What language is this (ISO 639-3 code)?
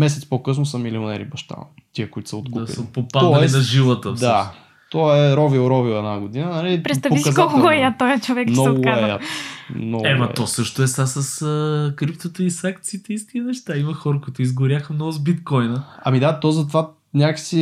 bul